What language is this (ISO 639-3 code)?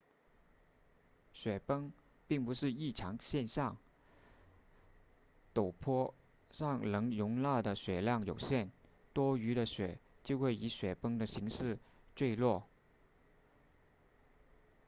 zho